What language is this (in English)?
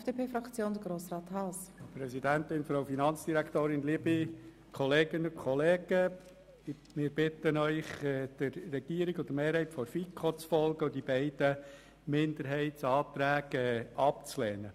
Swiss German